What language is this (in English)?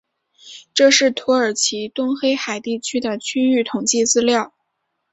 Chinese